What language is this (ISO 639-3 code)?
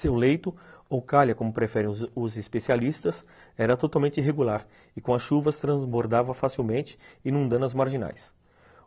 por